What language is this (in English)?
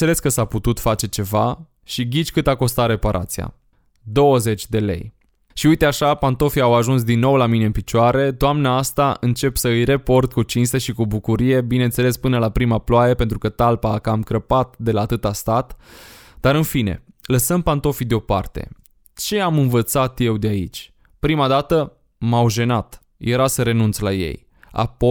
Romanian